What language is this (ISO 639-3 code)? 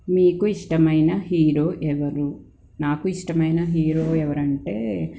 tel